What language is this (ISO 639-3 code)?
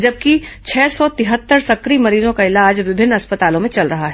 hin